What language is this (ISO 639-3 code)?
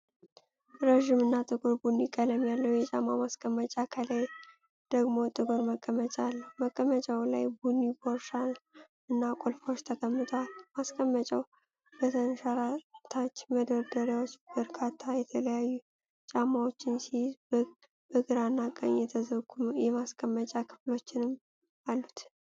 amh